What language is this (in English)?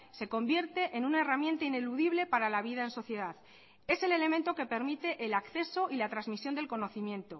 Spanish